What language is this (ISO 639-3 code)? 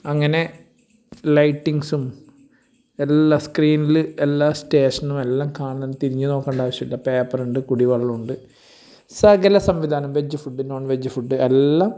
mal